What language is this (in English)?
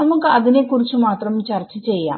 Malayalam